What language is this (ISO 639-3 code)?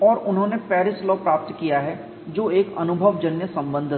hin